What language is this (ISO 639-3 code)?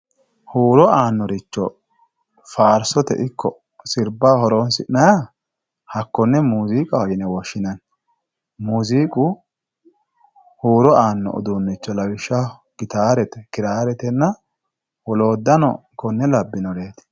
sid